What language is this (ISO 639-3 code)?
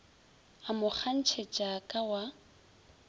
nso